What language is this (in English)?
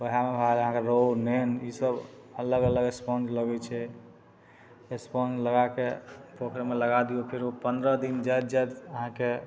Maithili